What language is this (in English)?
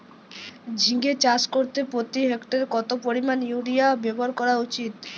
Bangla